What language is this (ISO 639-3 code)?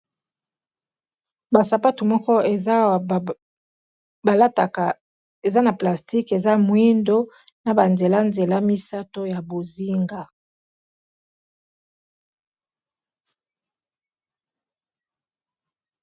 lin